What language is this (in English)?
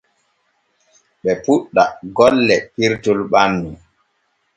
Borgu Fulfulde